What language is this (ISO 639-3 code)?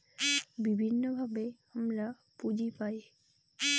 ben